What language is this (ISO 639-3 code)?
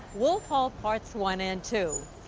eng